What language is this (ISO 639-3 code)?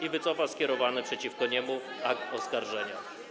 pol